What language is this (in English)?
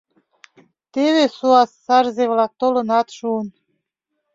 Mari